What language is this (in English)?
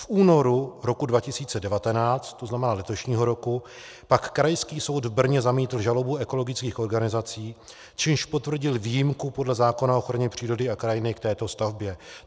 Czech